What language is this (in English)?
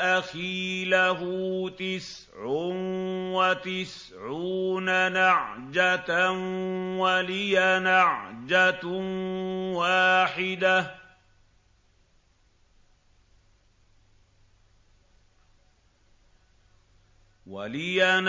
Arabic